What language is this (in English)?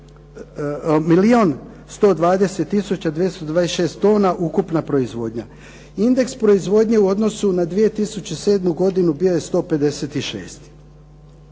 Croatian